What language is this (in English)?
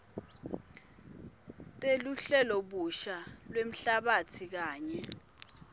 Swati